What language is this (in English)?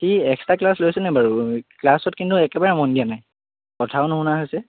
Assamese